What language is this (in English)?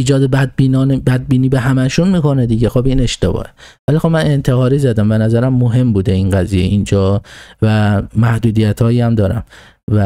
Persian